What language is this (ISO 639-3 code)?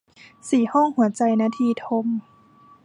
tha